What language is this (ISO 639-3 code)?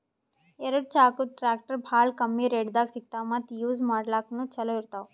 kan